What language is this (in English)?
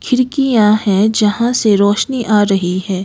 Hindi